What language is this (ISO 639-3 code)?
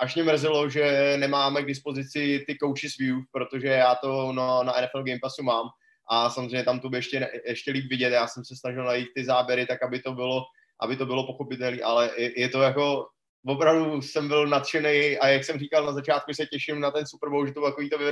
ces